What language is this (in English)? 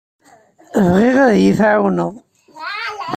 Kabyle